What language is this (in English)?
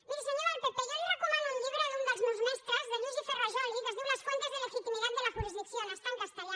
Catalan